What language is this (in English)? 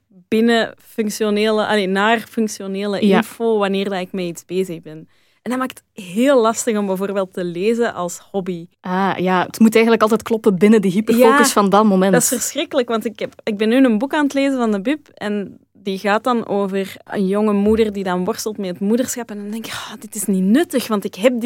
Dutch